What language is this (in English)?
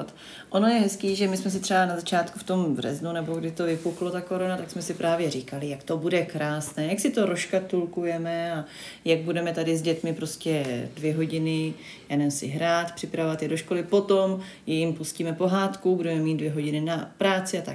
Czech